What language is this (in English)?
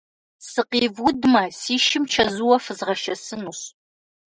Kabardian